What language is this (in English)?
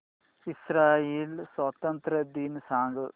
Marathi